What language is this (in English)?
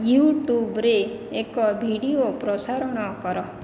Odia